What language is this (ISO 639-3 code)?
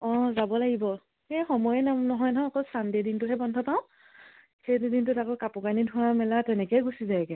asm